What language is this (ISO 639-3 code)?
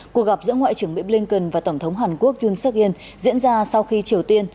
vie